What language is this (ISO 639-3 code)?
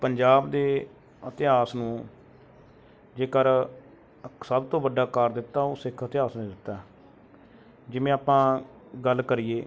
pan